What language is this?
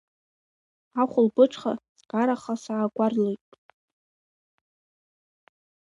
Abkhazian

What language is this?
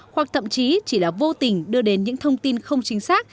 Vietnamese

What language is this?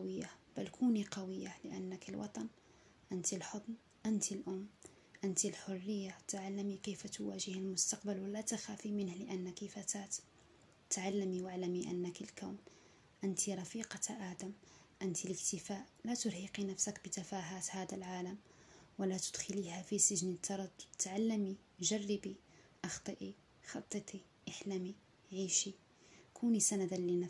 Arabic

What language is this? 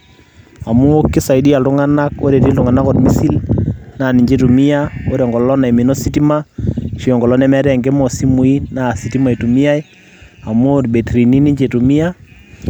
Masai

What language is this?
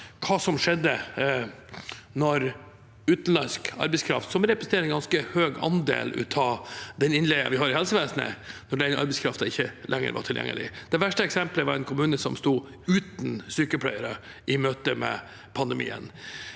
Norwegian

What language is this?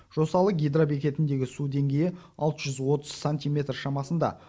Kazakh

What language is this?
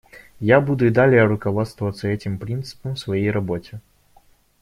Russian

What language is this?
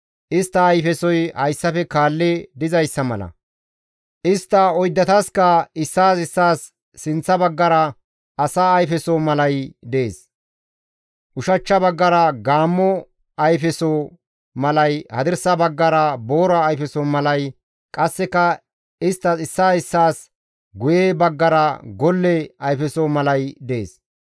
Gamo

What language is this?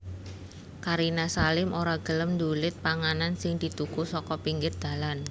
Javanese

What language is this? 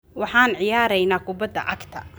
Somali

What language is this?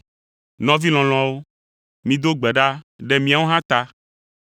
Ewe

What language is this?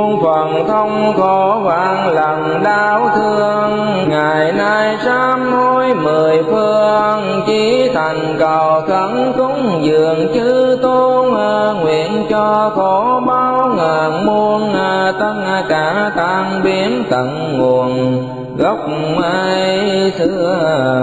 Vietnamese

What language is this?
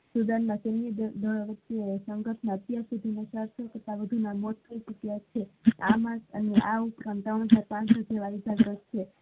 Gujarati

